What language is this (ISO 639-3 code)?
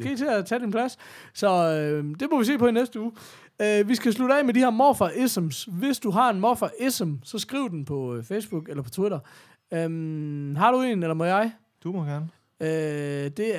dan